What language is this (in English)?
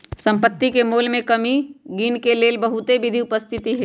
Magahi